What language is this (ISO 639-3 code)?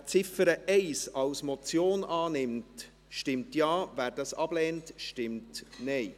gsw